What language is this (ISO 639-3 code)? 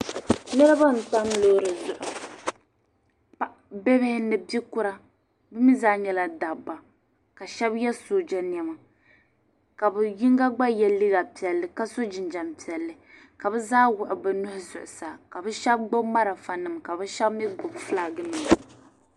dag